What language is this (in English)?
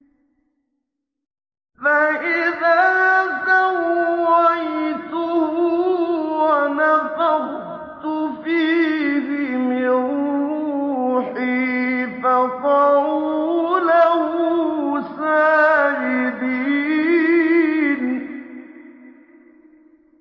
Arabic